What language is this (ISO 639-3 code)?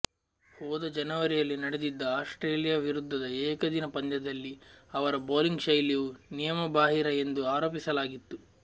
kan